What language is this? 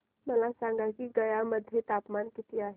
Marathi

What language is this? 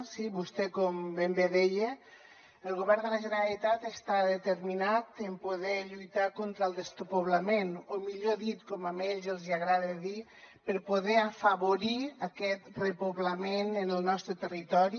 Catalan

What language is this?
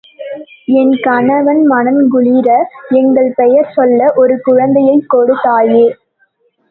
Tamil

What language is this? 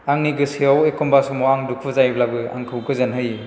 Bodo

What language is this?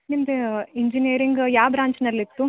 Kannada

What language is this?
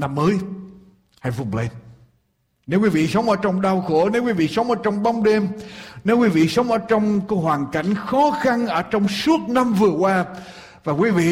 Vietnamese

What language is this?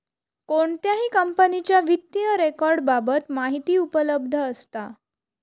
Marathi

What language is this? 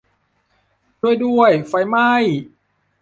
Thai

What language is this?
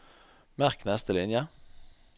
Norwegian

